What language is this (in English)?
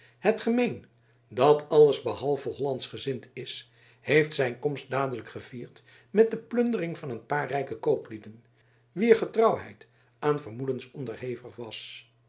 Dutch